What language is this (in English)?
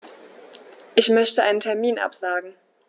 German